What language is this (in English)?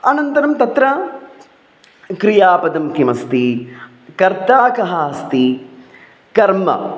Sanskrit